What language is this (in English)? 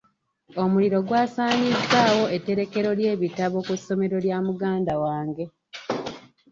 Ganda